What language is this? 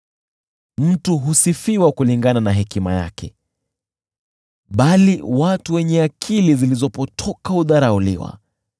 Swahili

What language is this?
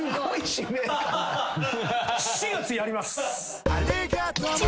Japanese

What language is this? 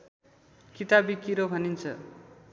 Nepali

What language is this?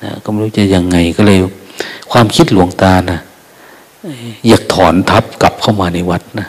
Thai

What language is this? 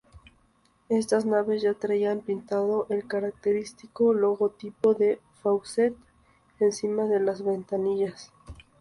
Spanish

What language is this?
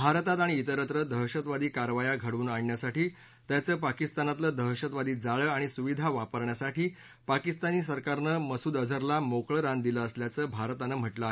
Marathi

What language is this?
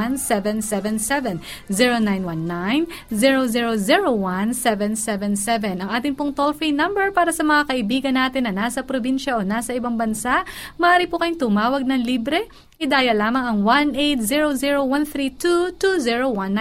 Filipino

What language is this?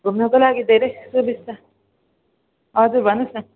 Nepali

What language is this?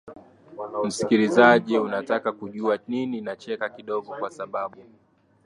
Swahili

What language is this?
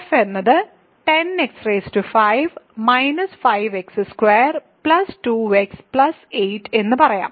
Malayalam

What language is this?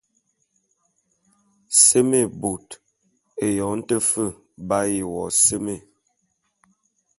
Bulu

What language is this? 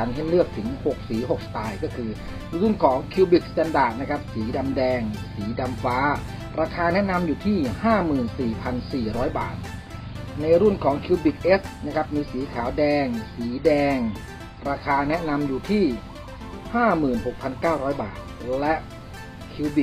Thai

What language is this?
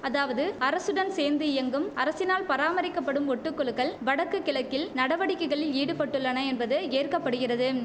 Tamil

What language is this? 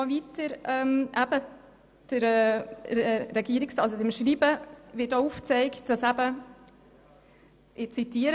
Swiss German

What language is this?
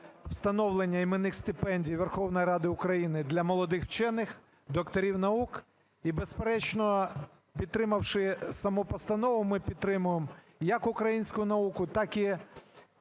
Ukrainian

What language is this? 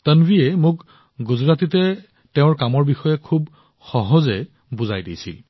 Assamese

